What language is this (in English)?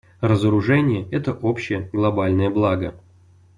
Russian